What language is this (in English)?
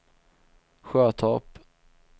Swedish